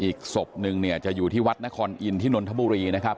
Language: Thai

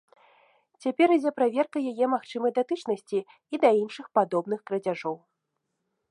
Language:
Belarusian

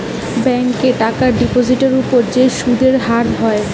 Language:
Bangla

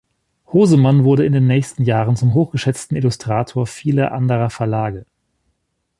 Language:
German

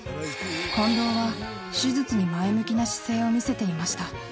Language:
Japanese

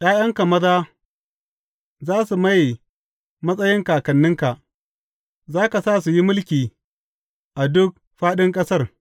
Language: Hausa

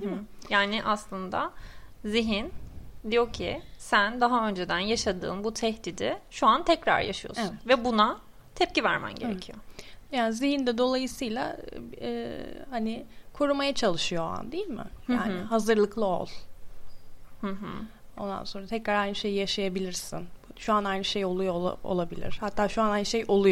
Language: Turkish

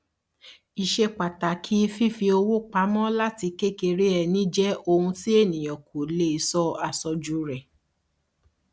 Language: Yoruba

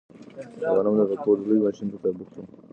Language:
Pashto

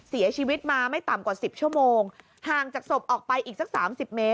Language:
Thai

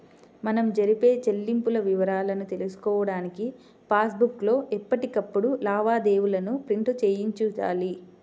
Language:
Telugu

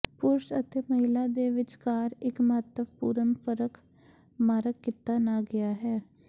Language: Punjabi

